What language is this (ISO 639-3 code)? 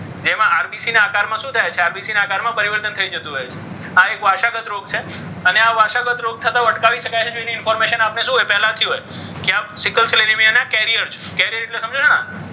guj